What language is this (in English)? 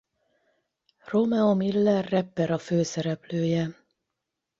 Hungarian